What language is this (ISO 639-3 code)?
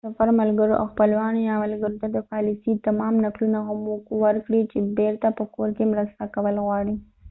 pus